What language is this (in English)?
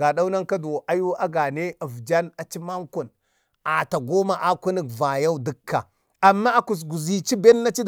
Bade